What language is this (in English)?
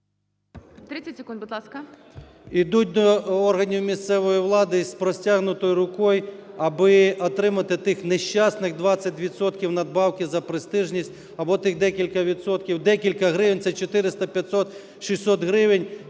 Ukrainian